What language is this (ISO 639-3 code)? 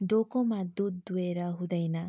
nep